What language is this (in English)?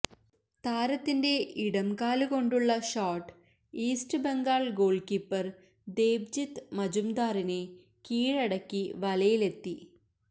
Malayalam